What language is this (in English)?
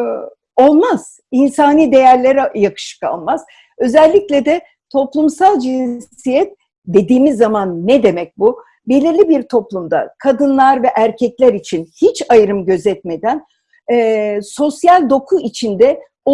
Turkish